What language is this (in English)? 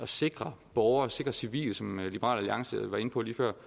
Danish